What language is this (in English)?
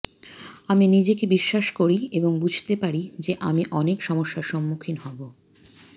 Bangla